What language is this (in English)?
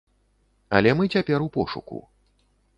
Belarusian